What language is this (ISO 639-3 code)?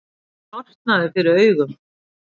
isl